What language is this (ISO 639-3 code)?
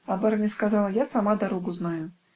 rus